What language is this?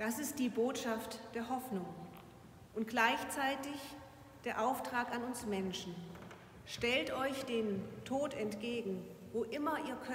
German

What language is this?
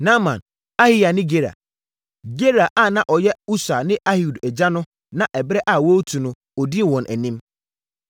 Akan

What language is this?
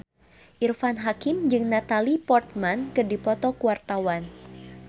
Sundanese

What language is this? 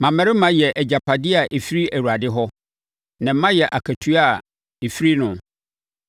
Akan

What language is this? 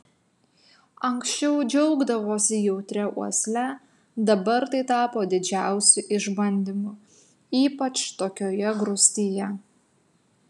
Lithuanian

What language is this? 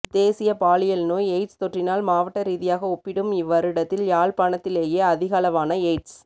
Tamil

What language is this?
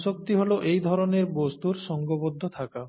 Bangla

